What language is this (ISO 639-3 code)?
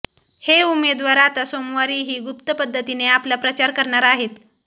mar